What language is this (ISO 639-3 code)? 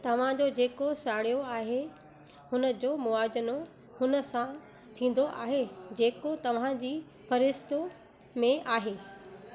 snd